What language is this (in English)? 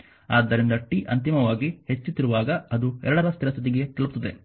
Kannada